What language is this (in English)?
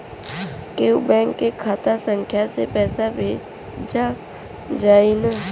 Bhojpuri